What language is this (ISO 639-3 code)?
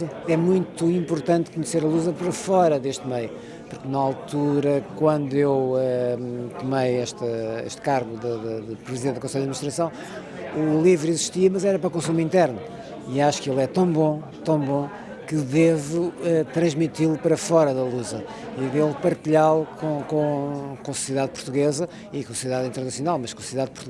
por